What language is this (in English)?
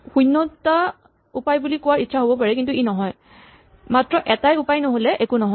Assamese